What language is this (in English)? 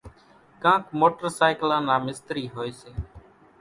Kachi Koli